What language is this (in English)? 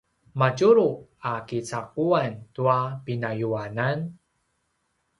Paiwan